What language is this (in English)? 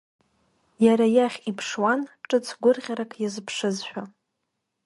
Abkhazian